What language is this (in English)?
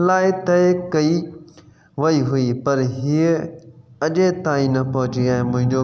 Sindhi